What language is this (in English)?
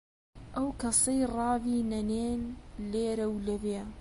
Central Kurdish